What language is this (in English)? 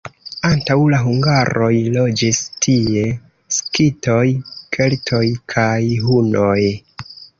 Esperanto